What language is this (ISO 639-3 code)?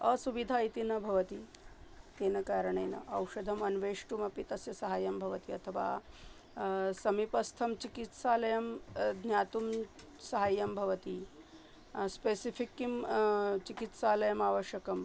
san